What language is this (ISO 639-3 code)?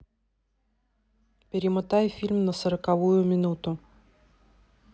rus